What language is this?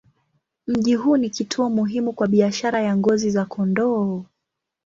Swahili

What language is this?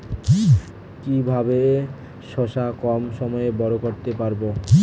Bangla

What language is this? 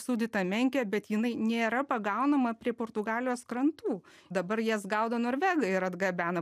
Lithuanian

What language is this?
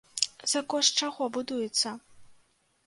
Belarusian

